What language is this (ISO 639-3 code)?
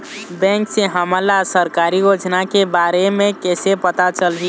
hne